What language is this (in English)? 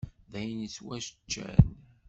Kabyle